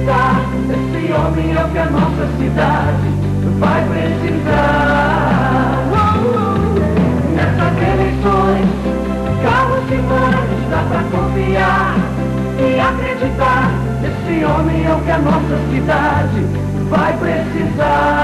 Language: Portuguese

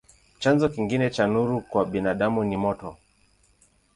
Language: Swahili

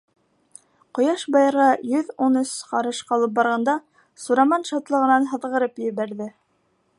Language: Bashkir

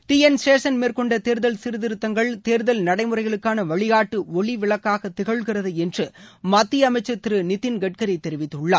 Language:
Tamil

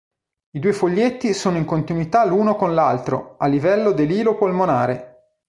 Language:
Italian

